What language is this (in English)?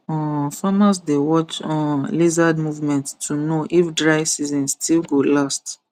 Nigerian Pidgin